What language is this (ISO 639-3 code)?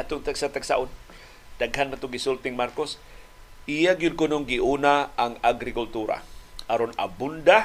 fil